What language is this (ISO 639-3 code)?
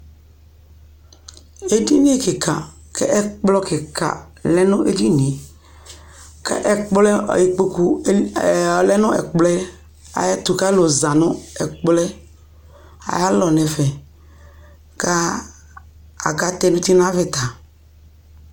kpo